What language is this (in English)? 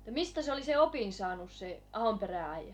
Finnish